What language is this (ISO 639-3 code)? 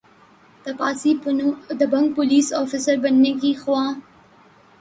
urd